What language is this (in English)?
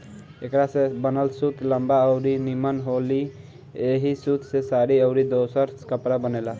Bhojpuri